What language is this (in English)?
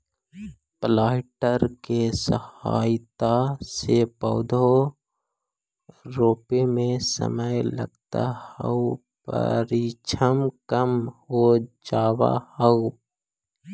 Magahi